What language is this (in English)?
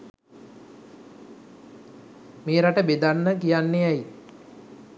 Sinhala